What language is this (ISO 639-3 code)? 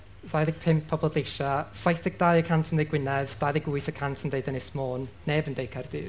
cym